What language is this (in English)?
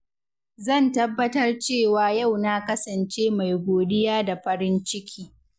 Hausa